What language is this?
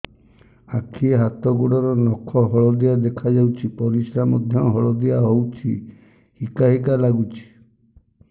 Odia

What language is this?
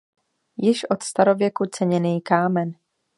Czech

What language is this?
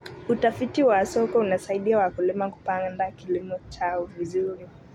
Kalenjin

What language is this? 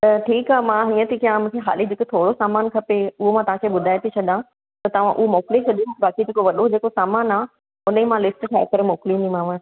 Sindhi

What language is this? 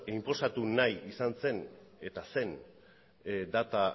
Basque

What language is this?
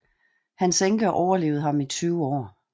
Danish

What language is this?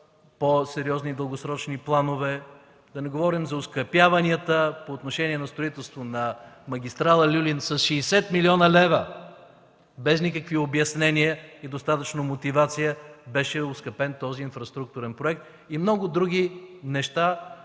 Bulgarian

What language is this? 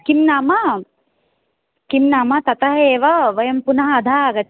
Sanskrit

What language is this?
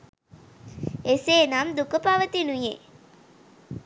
Sinhala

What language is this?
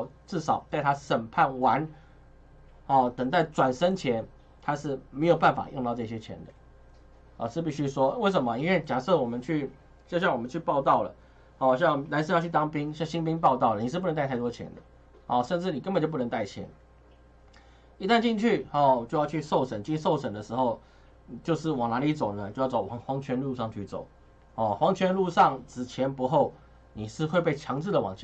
Chinese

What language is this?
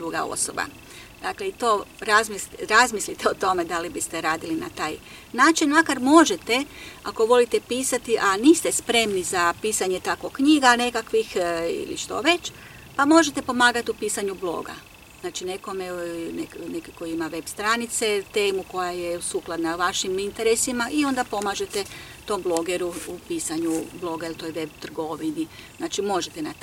Croatian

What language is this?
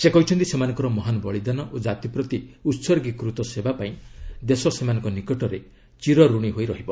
Odia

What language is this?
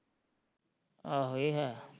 Punjabi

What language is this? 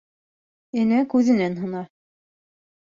Bashkir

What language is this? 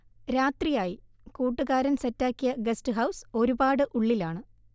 Malayalam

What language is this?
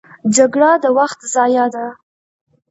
Pashto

